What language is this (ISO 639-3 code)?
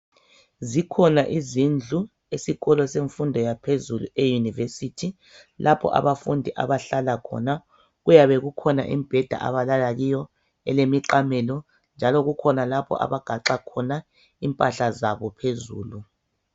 nde